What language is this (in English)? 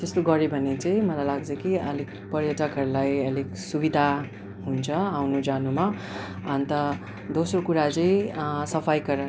Nepali